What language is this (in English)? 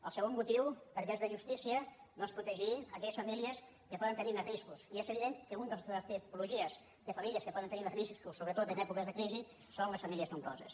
Catalan